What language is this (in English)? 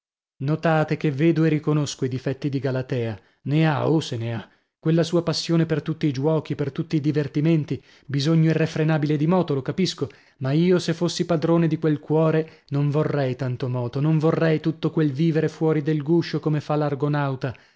Italian